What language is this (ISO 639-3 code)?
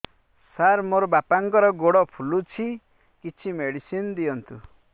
ori